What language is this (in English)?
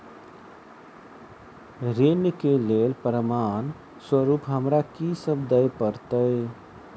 Maithili